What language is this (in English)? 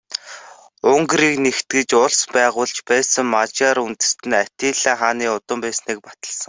Mongolian